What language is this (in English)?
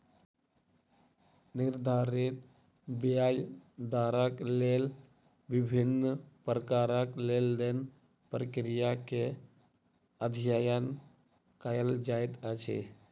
Maithili